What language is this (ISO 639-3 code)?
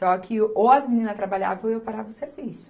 por